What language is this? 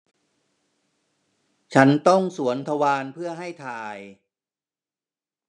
Thai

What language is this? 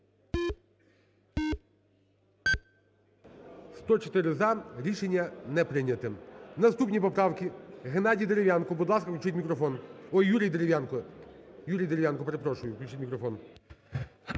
Ukrainian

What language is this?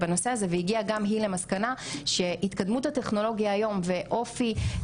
Hebrew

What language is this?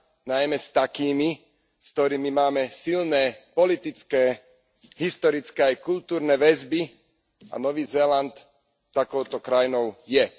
Slovak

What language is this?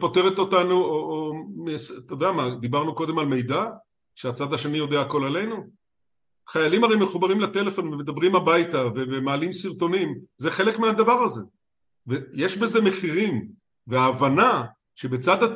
Hebrew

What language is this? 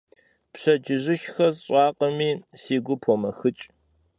Kabardian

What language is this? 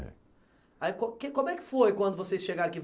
Portuguese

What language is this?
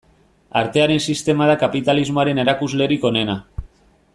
Basque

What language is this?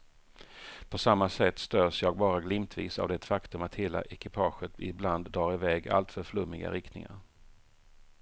Swedish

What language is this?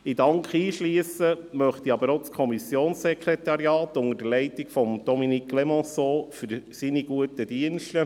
Swiss German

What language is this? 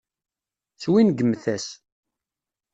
Kabyle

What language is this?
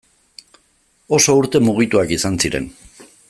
Basque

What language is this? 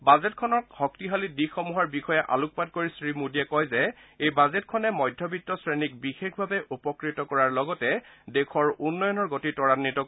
Assamese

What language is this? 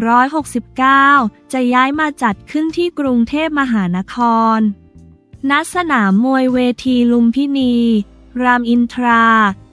Thai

